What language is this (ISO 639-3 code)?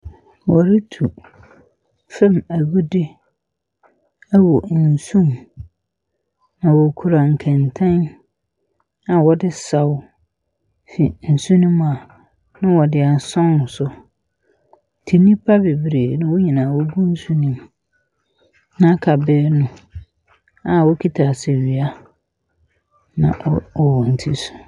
aka